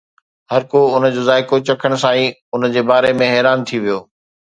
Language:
Sindhi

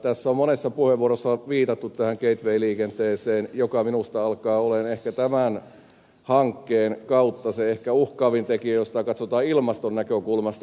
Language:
Finnish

